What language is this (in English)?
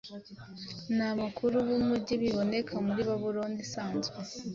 Kinyarwanda